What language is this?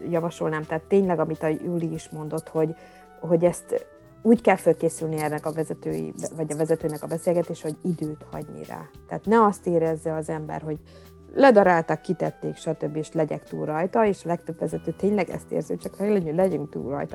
Hungarian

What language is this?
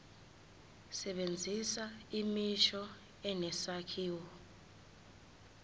Zulu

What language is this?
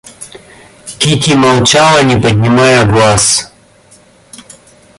Russian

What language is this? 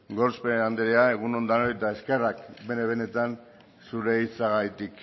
Basque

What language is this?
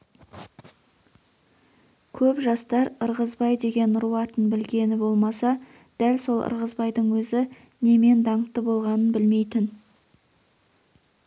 Kazakh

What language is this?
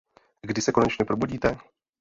Czech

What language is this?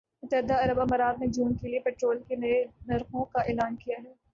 Urdu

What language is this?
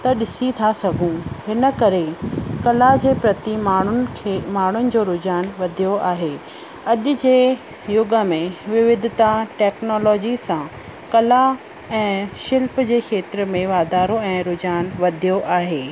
Sindhi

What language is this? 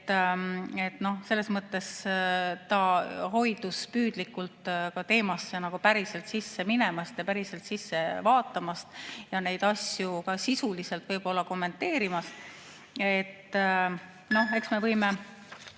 Estonian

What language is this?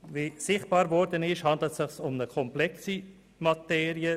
Swiss German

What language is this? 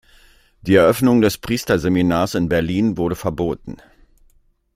German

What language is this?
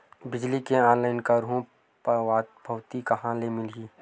Chhattisgarhi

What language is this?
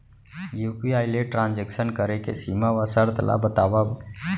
Chhattisgarhi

